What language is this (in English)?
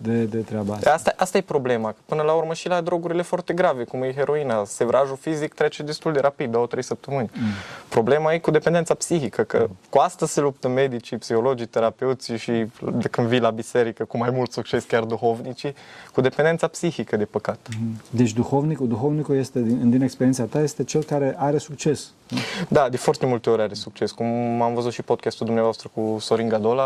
Romanian